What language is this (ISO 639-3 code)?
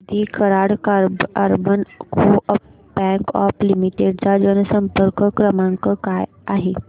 mar